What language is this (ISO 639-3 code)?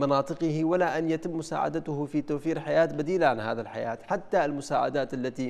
ara